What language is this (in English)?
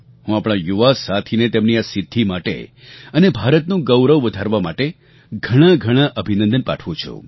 Gujarati